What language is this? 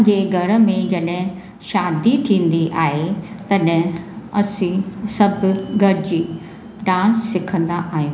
Sindhi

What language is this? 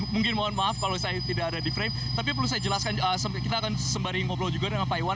Indonesian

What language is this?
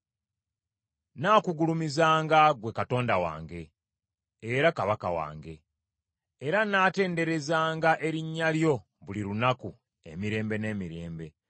Ganda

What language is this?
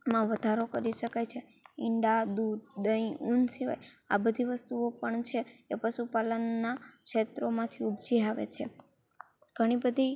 Gujarati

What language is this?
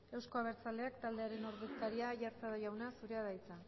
Basque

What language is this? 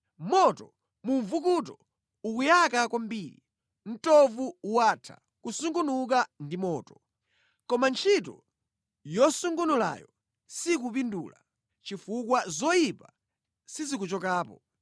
Nyanja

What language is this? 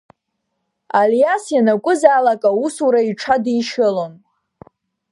Abkhazian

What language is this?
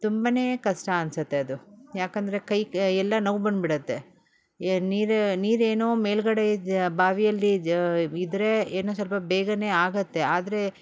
Kannada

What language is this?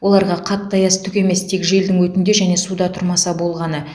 Kazakh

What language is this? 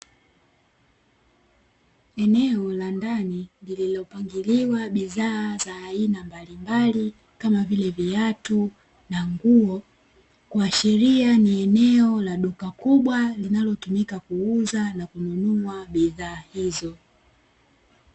Swahili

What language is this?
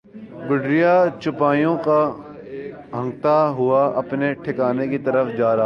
Urdu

